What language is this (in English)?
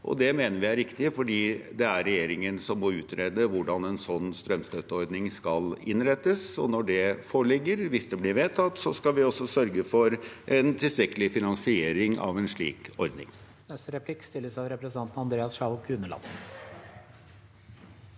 Norwegian